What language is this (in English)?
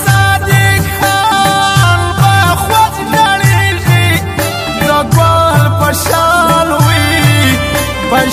Arabic